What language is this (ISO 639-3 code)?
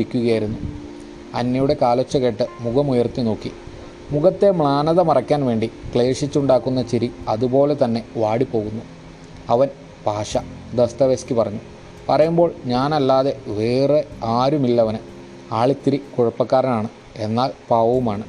mal